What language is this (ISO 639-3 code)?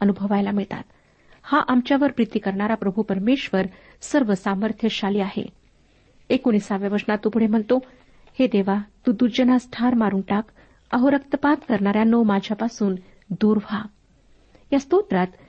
mar